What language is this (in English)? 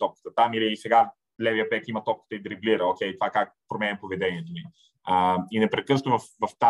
Bulgarian